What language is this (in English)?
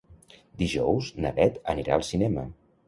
Catalan